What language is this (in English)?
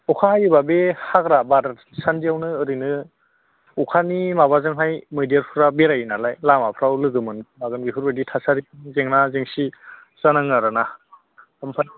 Bodo